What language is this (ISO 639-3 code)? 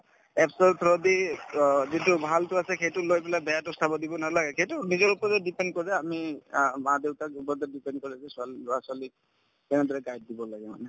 asm